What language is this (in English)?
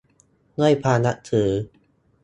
Thai